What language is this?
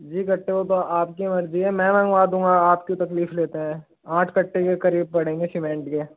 Hindi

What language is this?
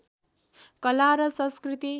Nepali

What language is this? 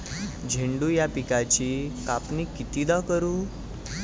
Marathi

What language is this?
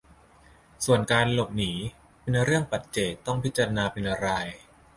Thai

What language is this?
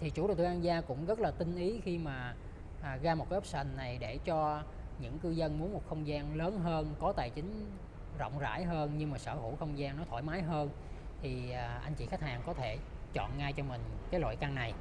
Vietnamese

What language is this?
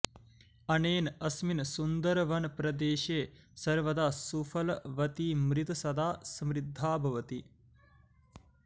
Sanskrit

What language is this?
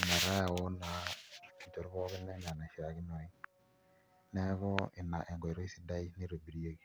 Masai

